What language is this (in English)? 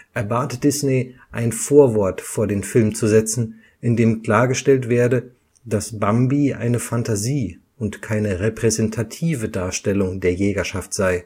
German